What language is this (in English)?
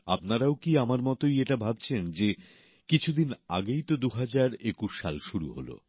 Bangla